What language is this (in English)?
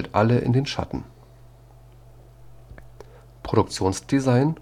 German